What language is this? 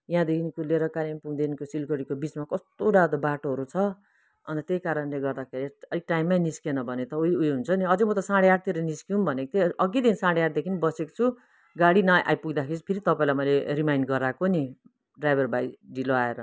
Nepali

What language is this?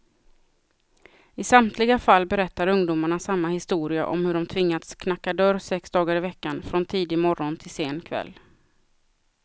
Swedish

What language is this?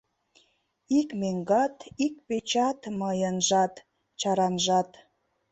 Mari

